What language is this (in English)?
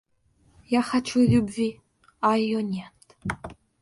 Russian